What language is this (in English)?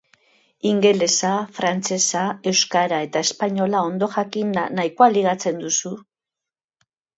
Basque